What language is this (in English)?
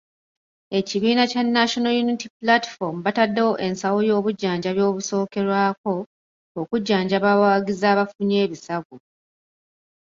Ganda